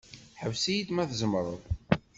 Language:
Kabyle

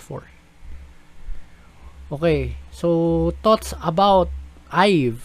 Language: Filipino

